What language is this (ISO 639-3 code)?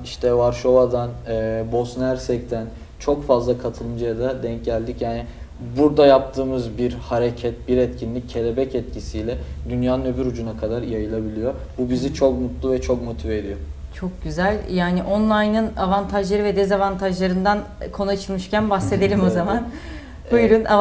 tur